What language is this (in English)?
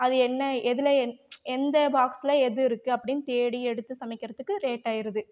Tamil